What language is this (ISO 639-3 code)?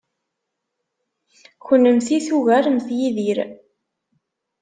kab